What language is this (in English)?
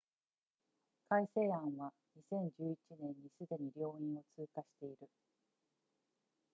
Japanese